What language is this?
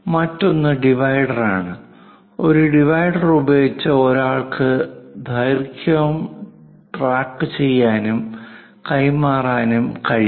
Malayalam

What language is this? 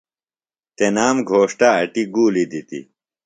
Phalura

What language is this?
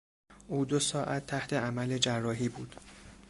Persian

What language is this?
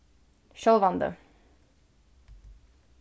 Faroese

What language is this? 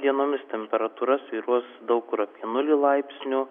Lithuanian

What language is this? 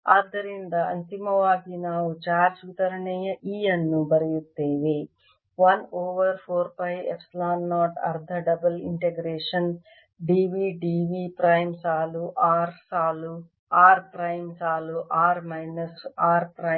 Kannada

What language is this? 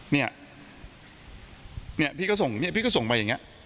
Thai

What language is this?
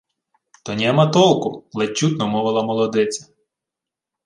Ukrainian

